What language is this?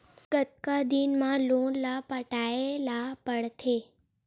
Chhattisgarhi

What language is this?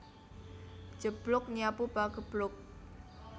Javanese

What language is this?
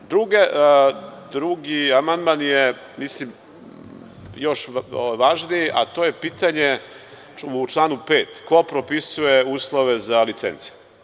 Serbian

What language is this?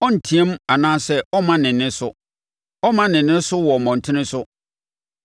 Akan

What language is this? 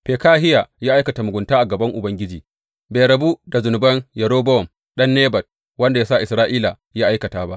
Hausa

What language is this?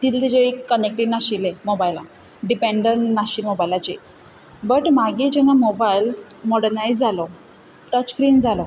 Konkani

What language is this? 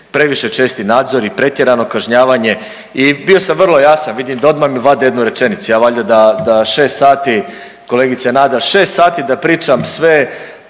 Croatian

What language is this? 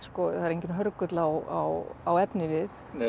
Icelandic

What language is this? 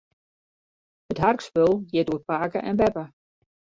Western Frisian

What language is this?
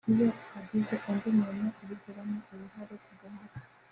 Kinyarwanda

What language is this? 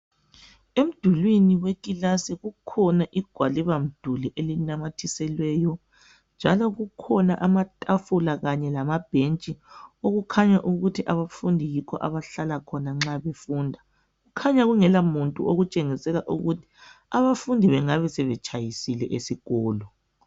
North Ndebele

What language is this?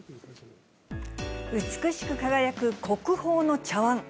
Japanese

